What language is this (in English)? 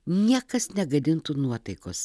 Lithuanian